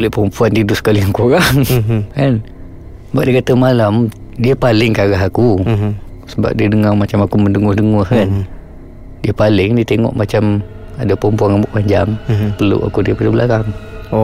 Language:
Malay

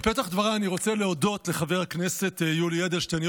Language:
Hebrew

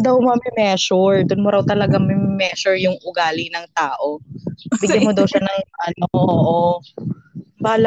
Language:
Filipino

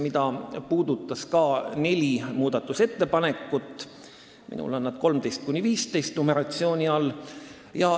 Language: Estonian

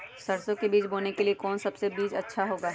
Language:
Magahi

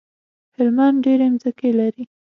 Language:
Pashto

